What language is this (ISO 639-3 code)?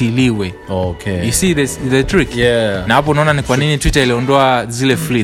swa